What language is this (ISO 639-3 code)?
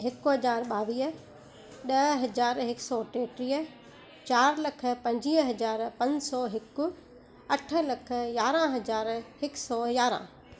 snd